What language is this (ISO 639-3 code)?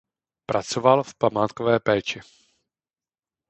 ces